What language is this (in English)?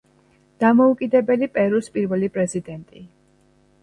Georgian